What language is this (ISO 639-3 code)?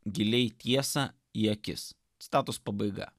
lit